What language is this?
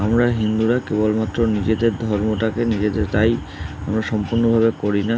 Bangla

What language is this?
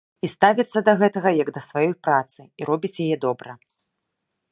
Belarusian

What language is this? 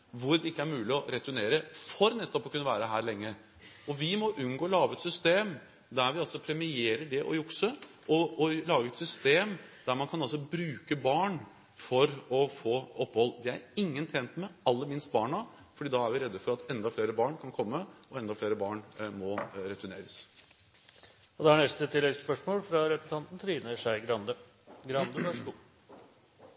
Norwegian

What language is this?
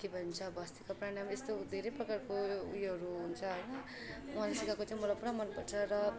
Nepali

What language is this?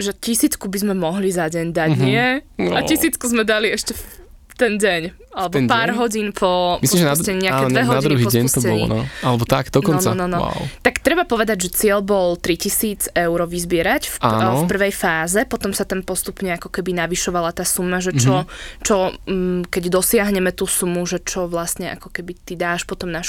Slovak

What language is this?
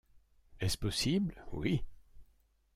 French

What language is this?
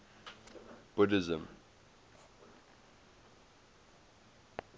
English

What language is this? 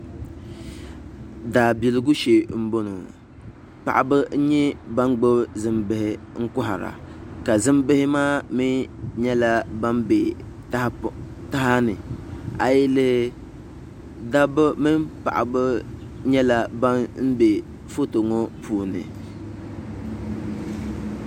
Dagbani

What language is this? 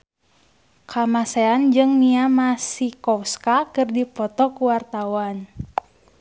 Sundanese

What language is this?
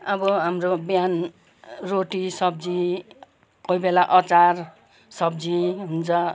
Nepali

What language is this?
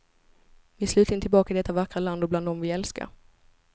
Swedish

